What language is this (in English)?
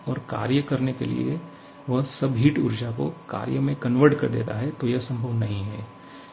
Hindi